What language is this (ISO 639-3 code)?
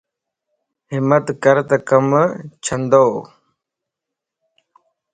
lss